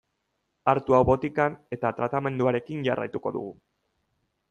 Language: Basque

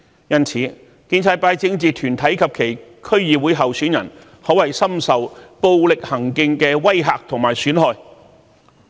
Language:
Cantonese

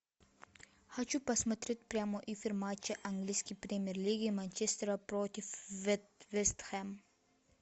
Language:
Russian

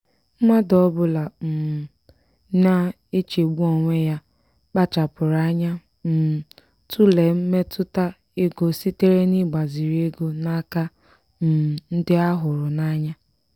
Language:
Igbo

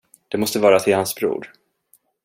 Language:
Swedish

